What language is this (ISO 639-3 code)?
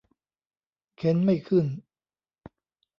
tha